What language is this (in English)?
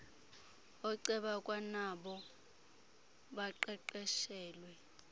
Xhosa